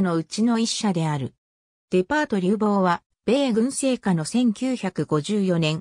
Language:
Japanese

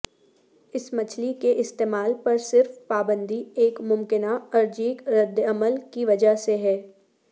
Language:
Urdu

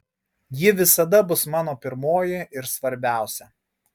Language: Lithuanian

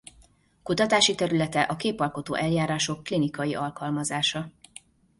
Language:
Hungarian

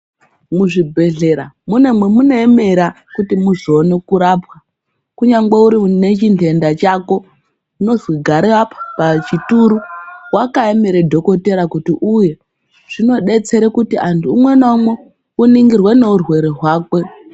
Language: Ndau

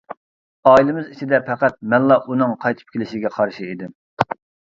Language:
Uyghur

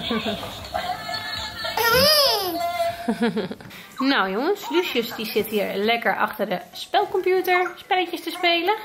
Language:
Dutch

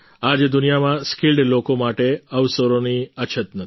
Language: Gujarati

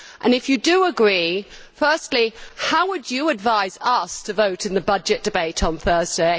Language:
English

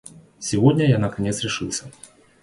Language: Russian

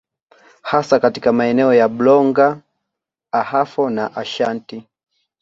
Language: Swahili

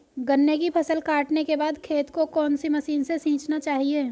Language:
Hindi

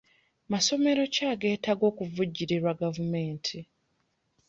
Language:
Ganda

